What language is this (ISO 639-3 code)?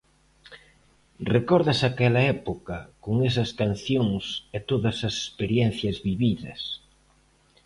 glg